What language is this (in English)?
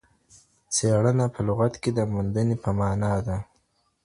Pashto